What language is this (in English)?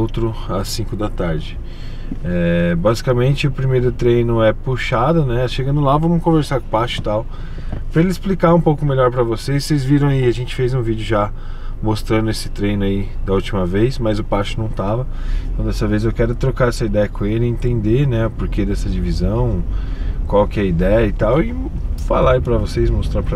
Portuguese